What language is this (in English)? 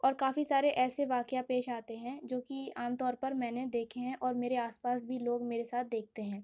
Urdu